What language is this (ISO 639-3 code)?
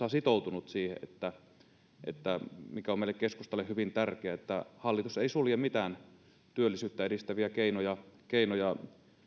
fin